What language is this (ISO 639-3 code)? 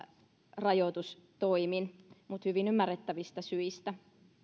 fin